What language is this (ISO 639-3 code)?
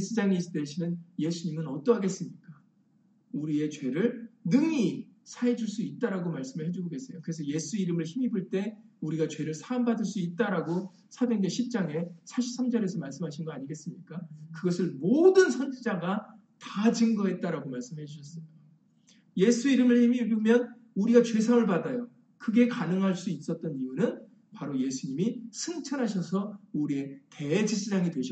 kor